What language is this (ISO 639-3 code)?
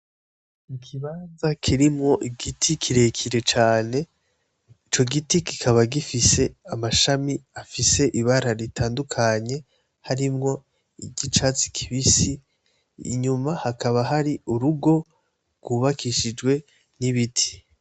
run